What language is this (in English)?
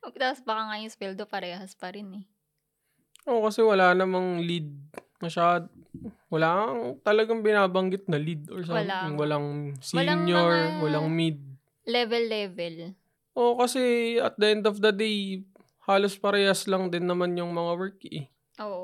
Filipino